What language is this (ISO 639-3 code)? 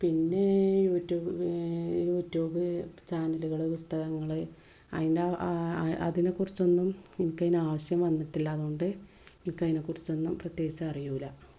mal